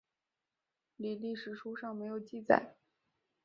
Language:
Chinese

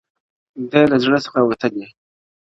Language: Pashto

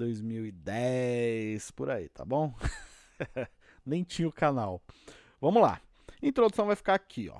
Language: Portuguese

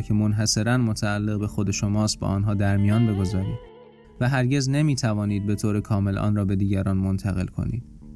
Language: Persian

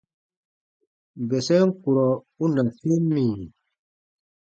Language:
Baatonum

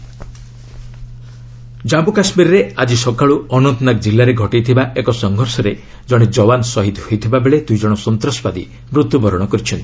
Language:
Odia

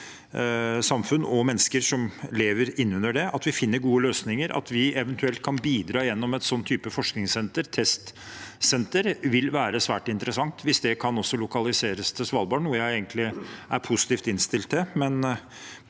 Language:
Norwegian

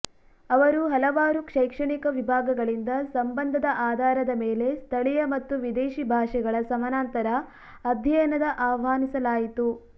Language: Kannada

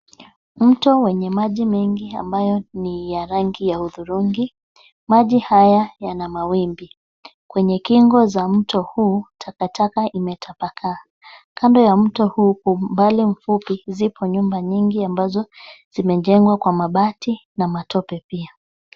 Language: Swahili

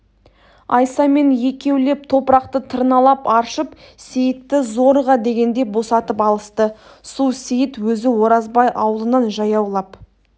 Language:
Kazakh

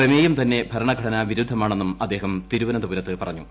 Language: Malayalam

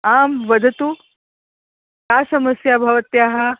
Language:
Sanskrit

